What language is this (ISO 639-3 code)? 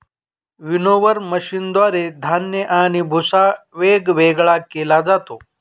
mar